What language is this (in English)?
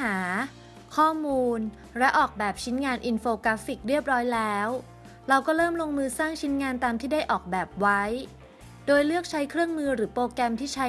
Thai